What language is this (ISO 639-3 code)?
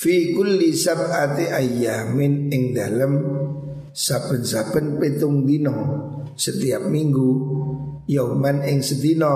ind